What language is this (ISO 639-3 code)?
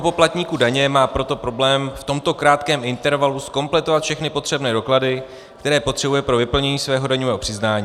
ces